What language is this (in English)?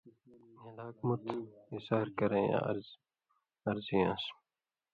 Indus Kohistani